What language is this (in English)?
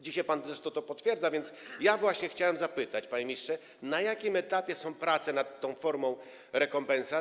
Polish